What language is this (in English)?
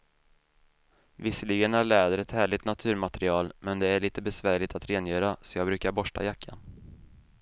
Swedish